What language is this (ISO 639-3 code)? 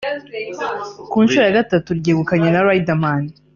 kin